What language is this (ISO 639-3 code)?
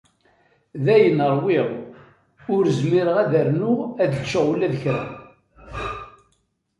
kab